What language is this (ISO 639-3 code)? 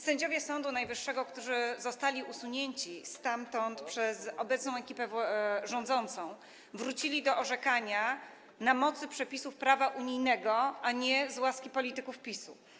pol